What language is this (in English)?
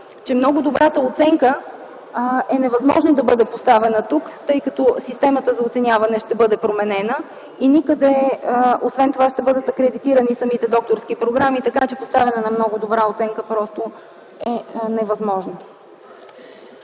Bulgarian